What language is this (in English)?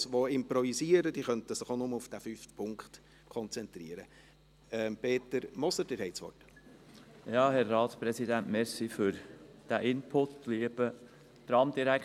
Swiss German